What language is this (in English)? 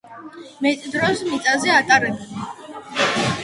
Georgian